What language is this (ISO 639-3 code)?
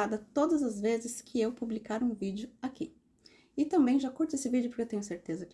por